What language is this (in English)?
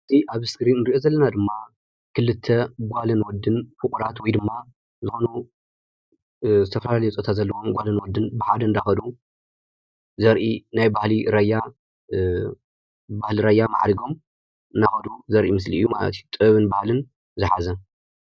Tigrinya